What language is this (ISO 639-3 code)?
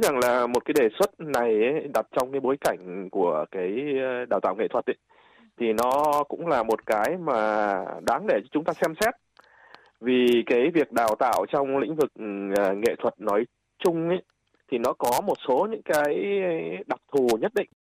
vie